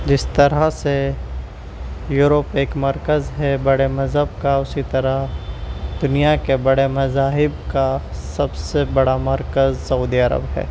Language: Urdu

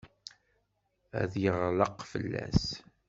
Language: Kabyle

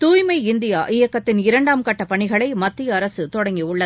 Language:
Tamil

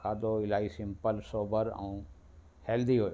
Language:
Sindhi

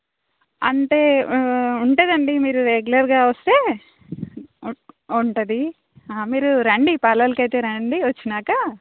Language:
Telugu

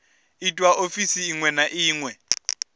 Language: Venda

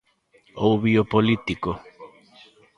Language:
Galician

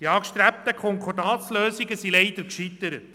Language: Swiss German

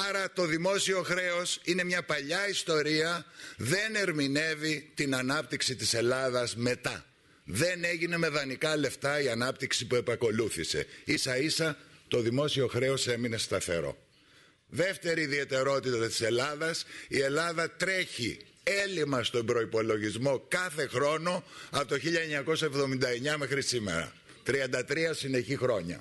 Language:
Greek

